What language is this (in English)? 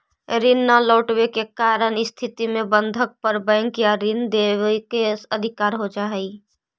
Magahi